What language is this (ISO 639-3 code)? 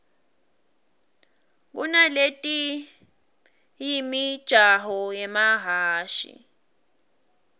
ssw